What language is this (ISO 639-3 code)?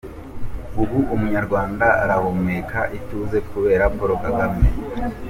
kin